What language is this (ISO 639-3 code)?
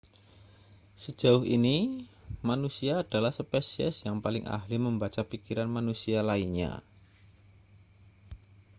ind